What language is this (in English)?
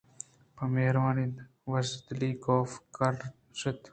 Eastern Balochi